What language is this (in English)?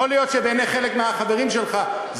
Hebrew